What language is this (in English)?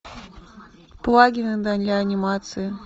Russian